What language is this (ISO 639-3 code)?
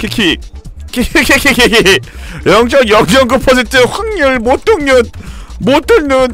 kor